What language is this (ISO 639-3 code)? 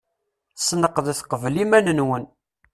kab